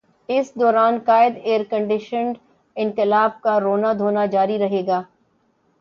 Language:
Urdu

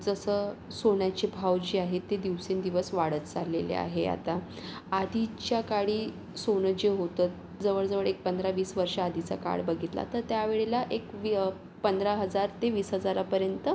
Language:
Marathi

